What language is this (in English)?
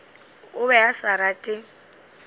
Northern Sotho